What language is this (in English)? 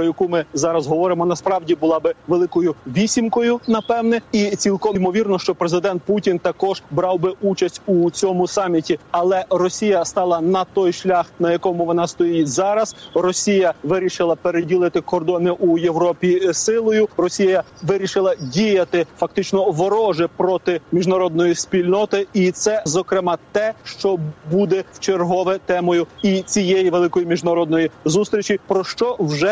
Ukrainian